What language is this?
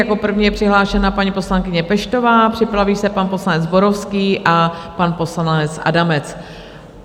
Czech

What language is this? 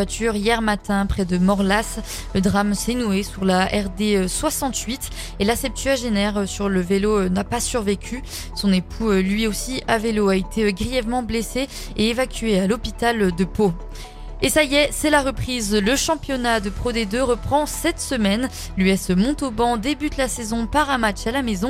French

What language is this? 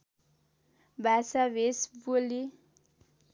Nepali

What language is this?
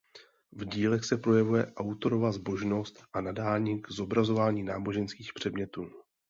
Czech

